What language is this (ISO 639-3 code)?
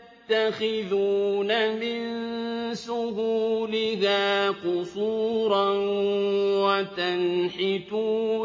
ara